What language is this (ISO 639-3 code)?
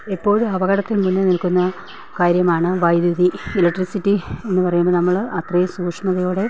mal